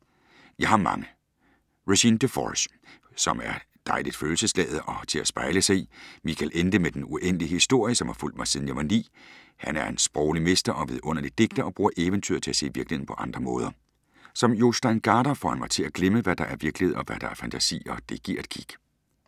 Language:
Danish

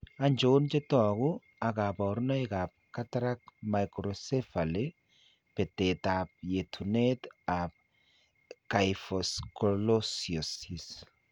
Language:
Kalenjin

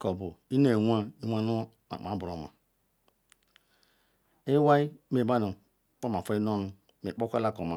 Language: Ikwere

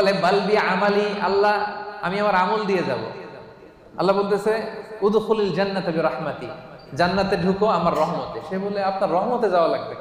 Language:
Arabic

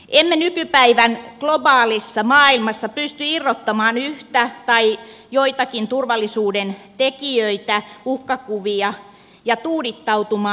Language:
Finnish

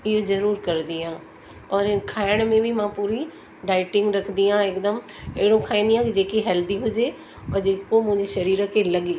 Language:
Sindhi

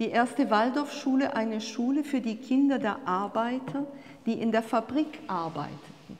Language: German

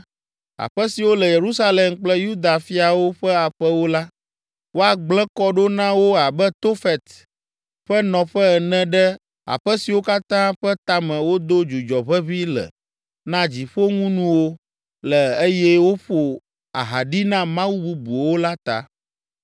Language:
Ewe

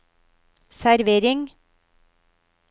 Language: Norwegian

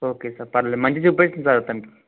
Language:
Telugu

